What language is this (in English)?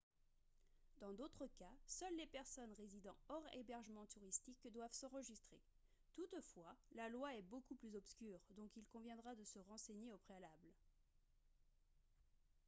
French